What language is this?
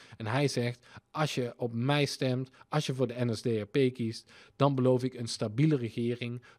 Dutch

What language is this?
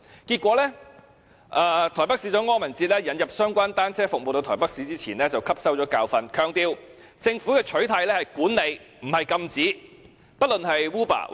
Cantonese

